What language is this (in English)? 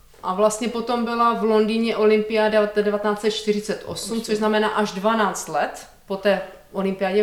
Czech